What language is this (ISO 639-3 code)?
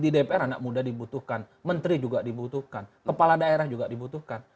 ind